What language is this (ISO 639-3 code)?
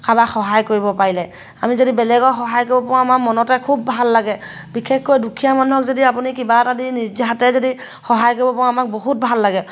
asm